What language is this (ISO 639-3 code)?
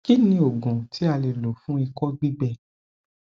yor